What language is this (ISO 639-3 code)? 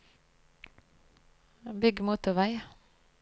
nor